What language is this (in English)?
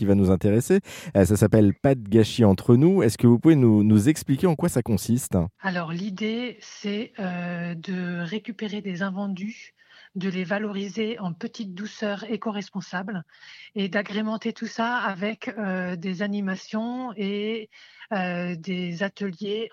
French